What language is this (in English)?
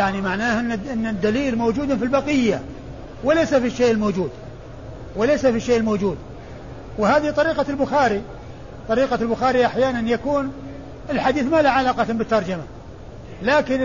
Arabic